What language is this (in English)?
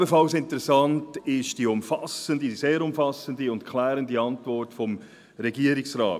Swiss German